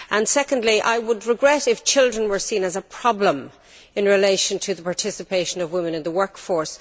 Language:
English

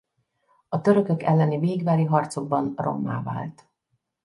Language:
Hungarian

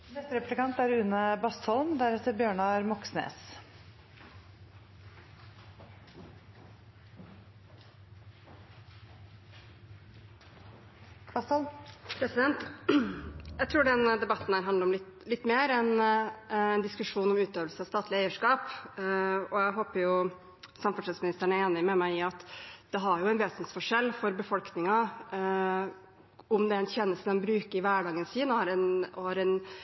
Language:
Norwegian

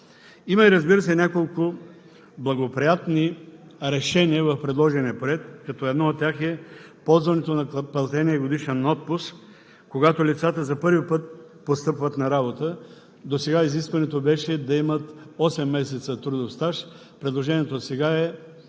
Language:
Bulgarian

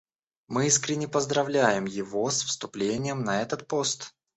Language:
Russian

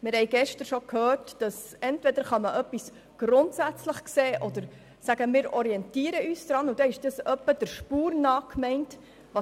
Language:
Swiss German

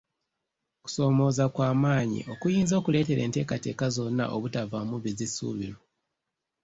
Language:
Ganda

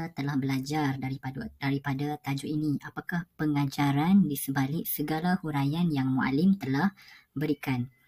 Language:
Malay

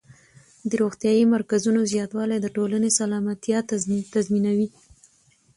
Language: Pashto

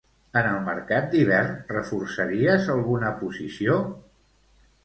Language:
Catalan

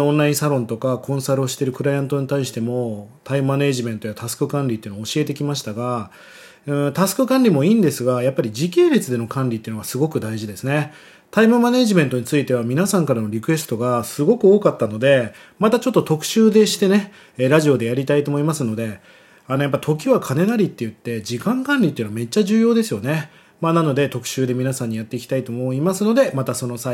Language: Japanese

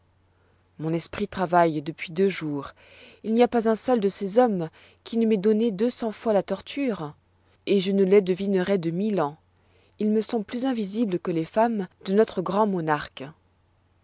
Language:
French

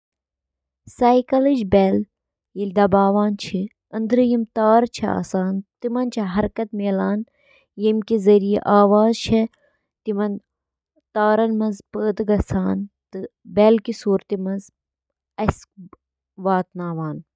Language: Kashmiri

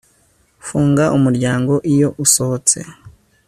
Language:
Kinyarwanda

